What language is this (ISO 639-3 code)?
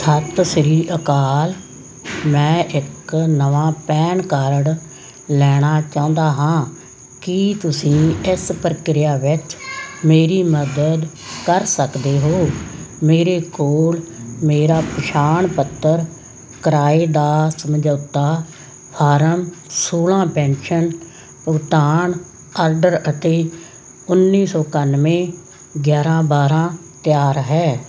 pan